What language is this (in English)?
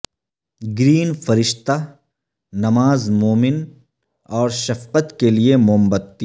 Urdu